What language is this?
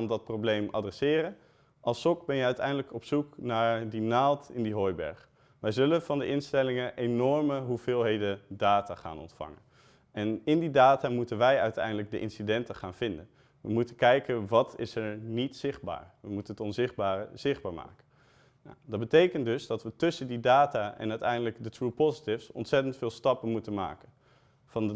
Dutch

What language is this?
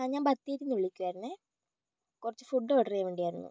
Malayalam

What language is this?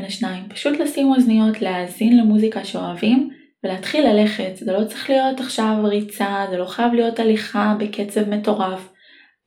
Hebrew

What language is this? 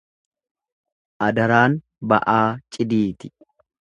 Oromo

